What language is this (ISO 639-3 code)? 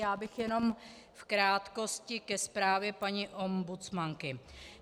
ces